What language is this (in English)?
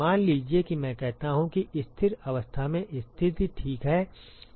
Hindi